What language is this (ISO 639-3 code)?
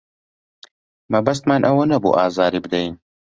ckb